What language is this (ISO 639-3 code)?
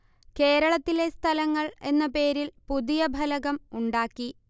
mal